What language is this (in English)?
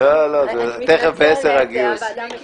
Hebrew